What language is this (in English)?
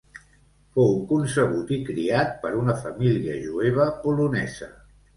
Catalan